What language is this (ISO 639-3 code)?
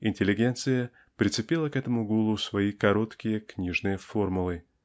rus